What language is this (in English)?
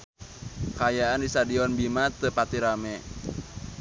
Sundanese